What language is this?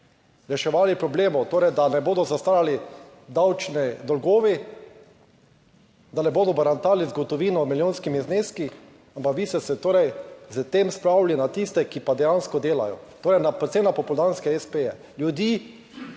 Slovenian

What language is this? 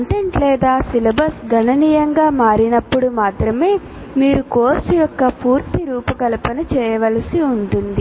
Telugu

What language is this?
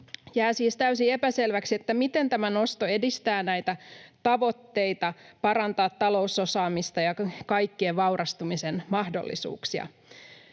Finnish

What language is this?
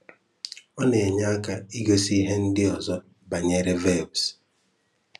Igbo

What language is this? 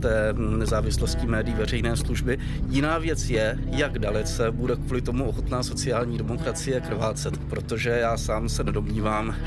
Czech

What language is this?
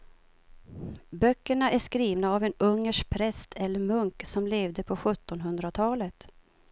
Swedish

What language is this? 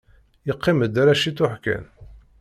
Kabyle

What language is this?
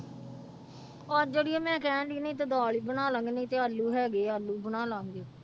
Punjabi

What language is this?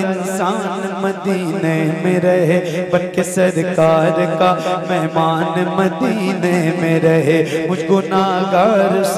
Hindi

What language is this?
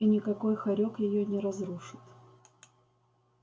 Russian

